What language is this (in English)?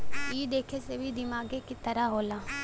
Bhojpuri